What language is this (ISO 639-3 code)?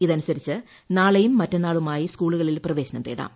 mal